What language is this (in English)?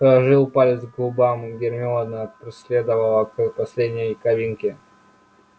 Russian